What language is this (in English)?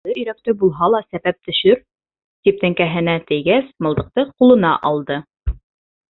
Bashkir